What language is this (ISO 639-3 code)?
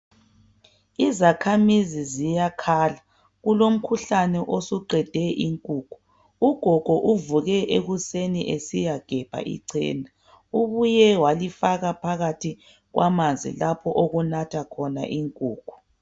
nde